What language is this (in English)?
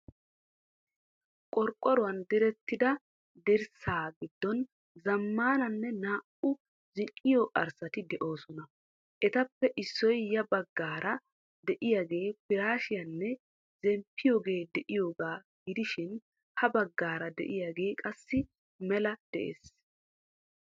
Wolaytta